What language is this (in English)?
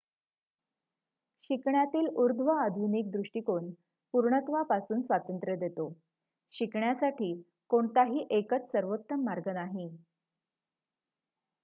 Marathi